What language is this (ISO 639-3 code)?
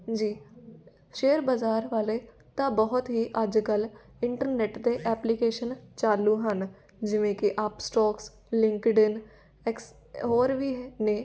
pan